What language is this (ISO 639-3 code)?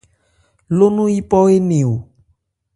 ebr